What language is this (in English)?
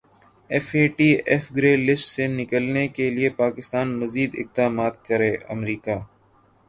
Urdu